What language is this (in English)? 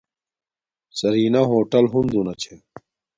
Domaaki